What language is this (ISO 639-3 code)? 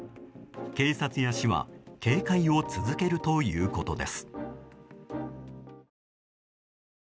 jpn